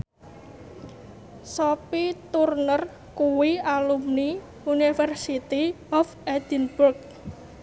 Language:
Javanese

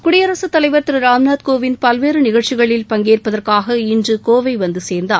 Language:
Tamil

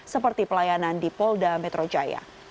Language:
Indonesian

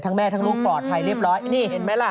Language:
Thai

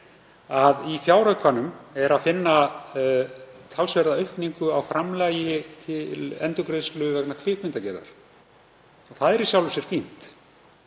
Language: Icelandic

